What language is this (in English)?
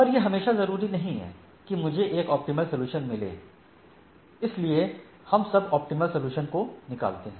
Hindi